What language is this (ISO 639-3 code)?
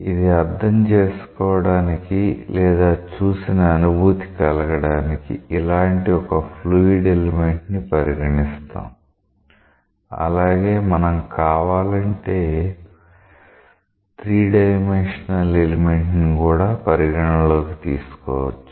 tel